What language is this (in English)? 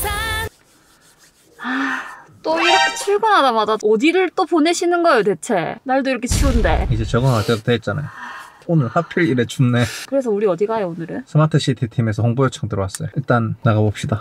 Korean